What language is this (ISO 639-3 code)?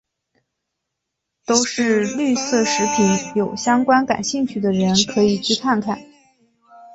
zho